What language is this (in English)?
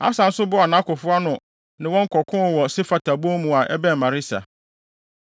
Akan